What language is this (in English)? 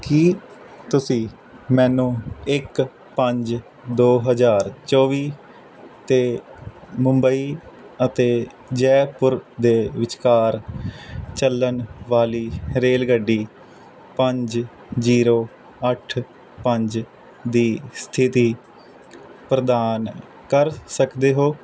Punjabi